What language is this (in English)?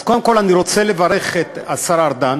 Hebrew